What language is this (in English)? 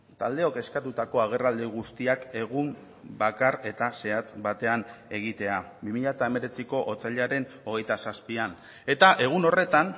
Basque